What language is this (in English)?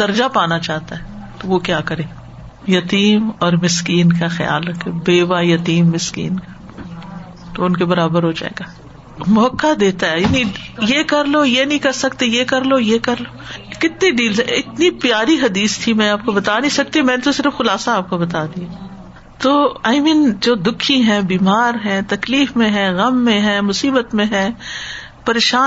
Urdu